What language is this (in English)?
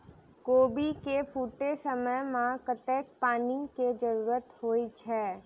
Maithili